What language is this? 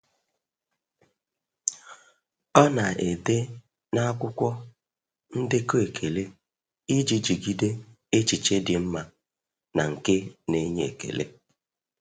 Igbo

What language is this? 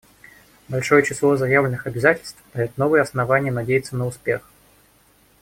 Russian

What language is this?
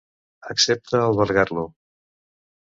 Catalan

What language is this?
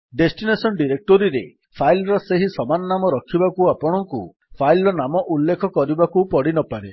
Odia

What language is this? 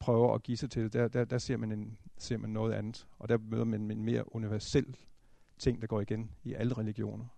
Danish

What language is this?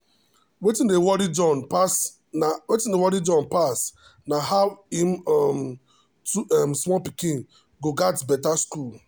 Nigerian Pidgin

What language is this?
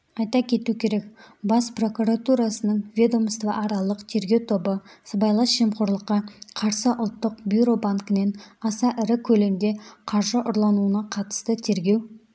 Kazakh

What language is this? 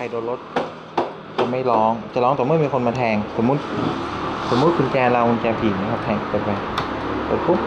Thai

